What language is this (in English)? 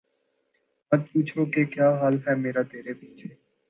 Urdu